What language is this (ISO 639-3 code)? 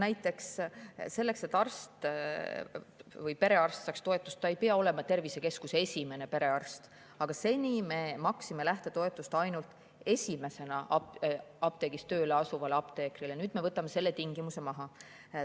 est